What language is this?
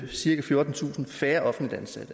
Danish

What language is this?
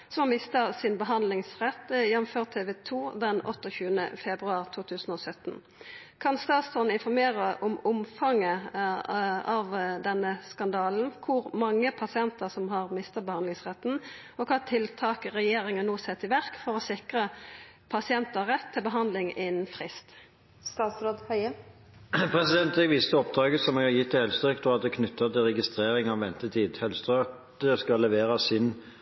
Norwegian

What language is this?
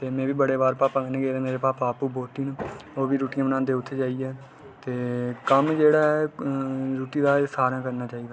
Dogri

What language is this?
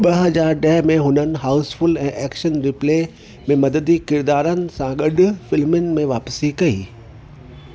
Sindhi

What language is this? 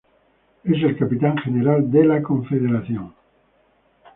Spanish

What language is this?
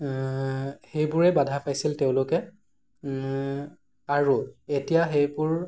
Assamese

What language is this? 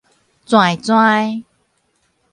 Min Nan Chinese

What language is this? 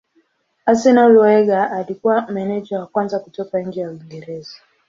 Swahili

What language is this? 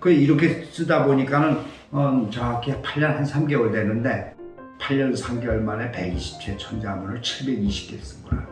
Korean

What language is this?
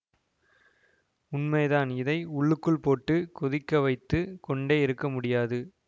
Tamil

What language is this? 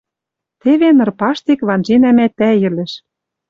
Western Mari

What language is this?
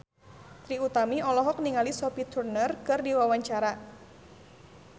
Sundanese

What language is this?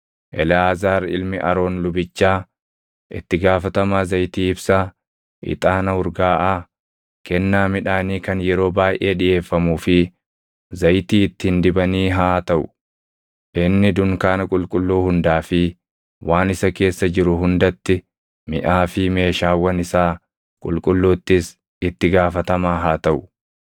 Oromo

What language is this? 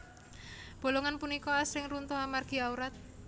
Javanese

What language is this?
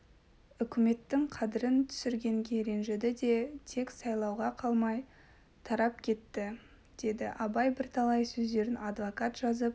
Kazakh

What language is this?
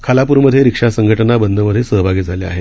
Marathi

